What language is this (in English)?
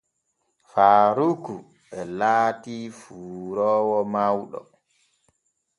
Borgu Fulfulde